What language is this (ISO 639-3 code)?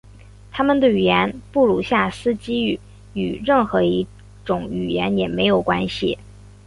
zho